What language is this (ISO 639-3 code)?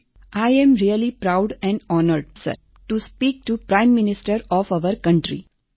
guj